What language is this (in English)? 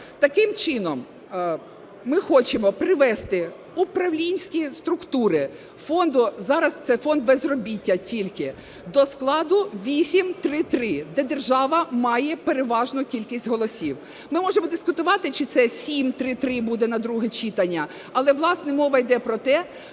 Ukrainian